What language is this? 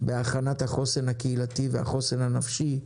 Hebrew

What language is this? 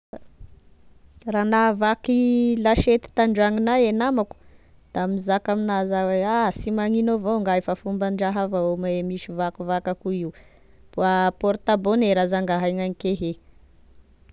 Tesaka Malagasy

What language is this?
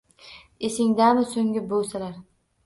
Uzbek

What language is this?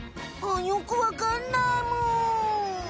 Japanese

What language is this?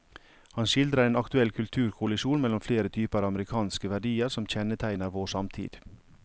Norwegian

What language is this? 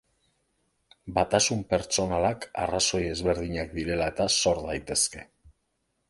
Basque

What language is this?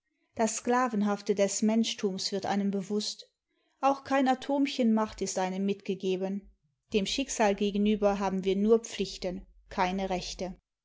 German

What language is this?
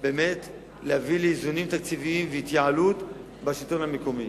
Hebrew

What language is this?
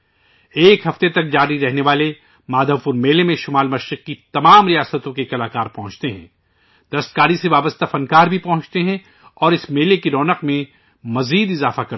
Urdu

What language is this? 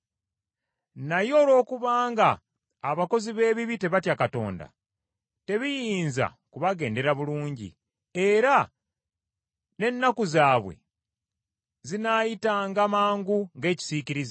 Ganda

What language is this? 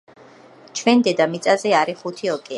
Georgian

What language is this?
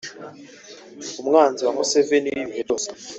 Kinyarwanda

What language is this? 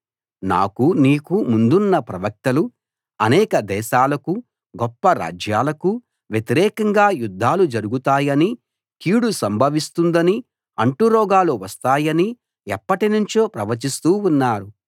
Telugu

